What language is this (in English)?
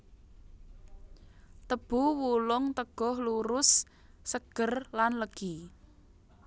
Javanese